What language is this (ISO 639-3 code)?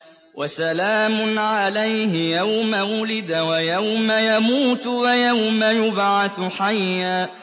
ara